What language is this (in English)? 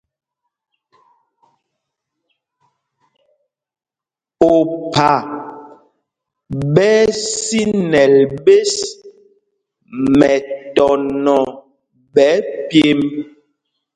Mpumpong